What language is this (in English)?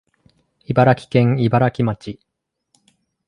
Japanese